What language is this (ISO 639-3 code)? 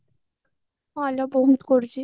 ori